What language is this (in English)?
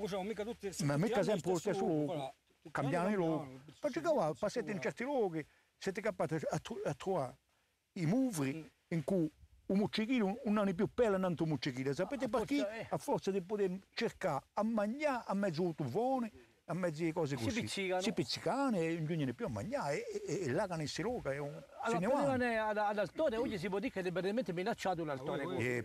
Italian